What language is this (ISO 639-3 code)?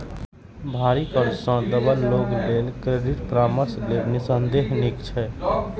mai